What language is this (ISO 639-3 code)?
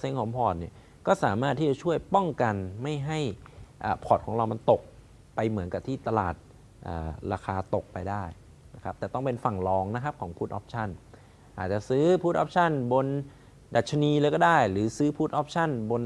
tha